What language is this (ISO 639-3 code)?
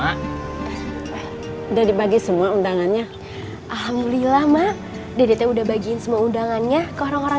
ind